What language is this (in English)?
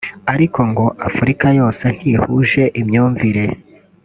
Kinyarwanda